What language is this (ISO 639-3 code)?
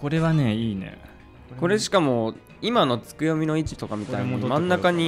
jpn